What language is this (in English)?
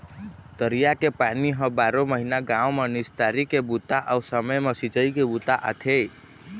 Chhattisgarhi